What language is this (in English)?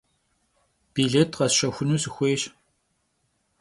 Kabardian